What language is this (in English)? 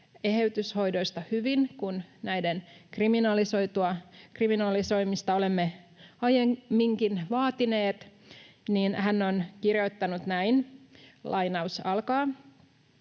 Finnish